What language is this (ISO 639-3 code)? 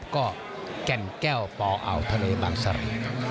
tha